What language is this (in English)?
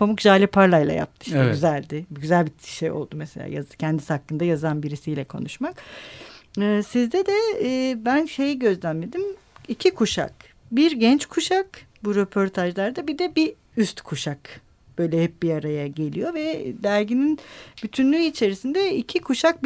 Turkish